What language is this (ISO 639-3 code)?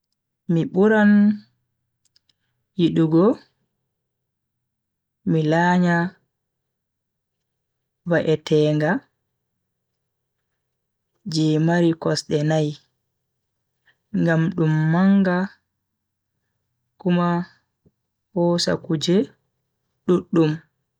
fui